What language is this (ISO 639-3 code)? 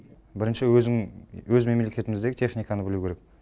kaz